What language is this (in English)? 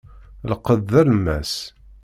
Kabyle